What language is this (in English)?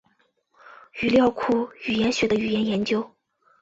Chinese